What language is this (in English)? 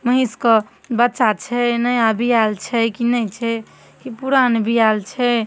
Maithili